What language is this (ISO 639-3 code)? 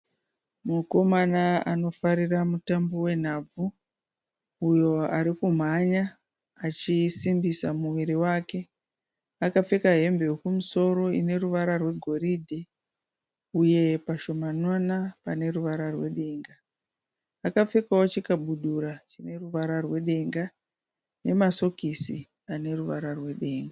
sna